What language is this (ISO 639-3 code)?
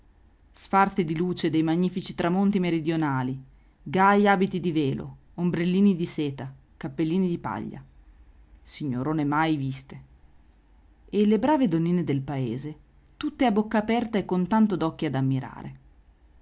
ita